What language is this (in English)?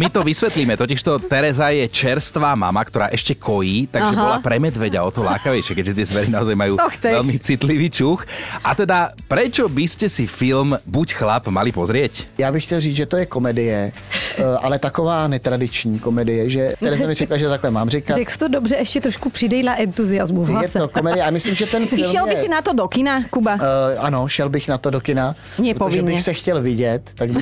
Slovak